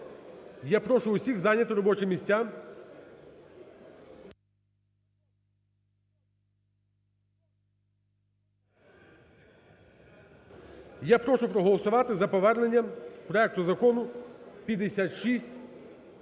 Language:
Ukrainian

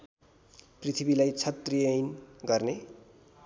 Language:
Nepali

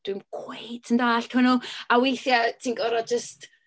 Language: Welsh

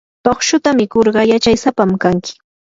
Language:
Yanahuanca Pasco Quechua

